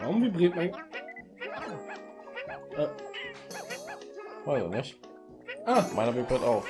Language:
German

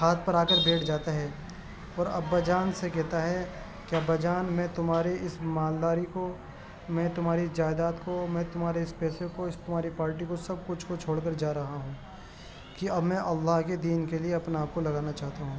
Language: Urdu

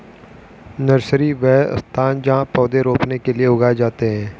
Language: Hindi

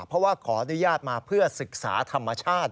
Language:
Thai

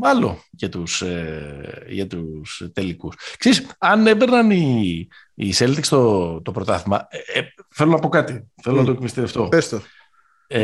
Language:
Greek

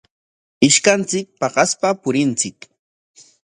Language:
Corongo Ancash Quechua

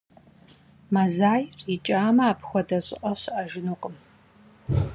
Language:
Kabardian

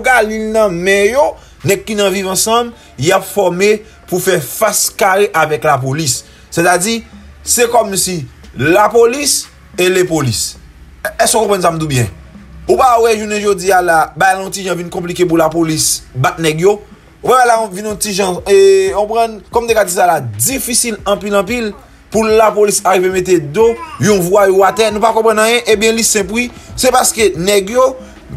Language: French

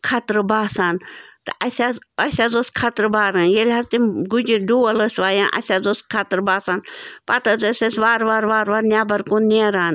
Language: Kashmiri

